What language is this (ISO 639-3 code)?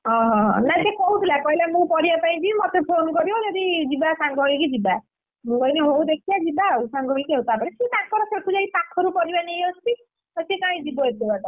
ori